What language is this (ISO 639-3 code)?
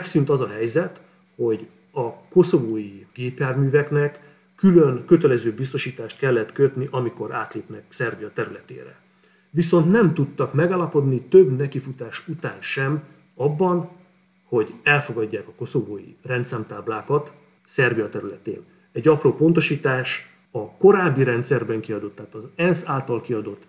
hun